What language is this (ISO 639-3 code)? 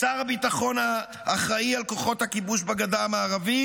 heb